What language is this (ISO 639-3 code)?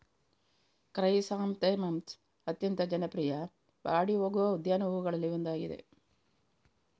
kan